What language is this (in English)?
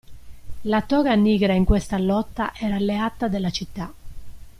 Italian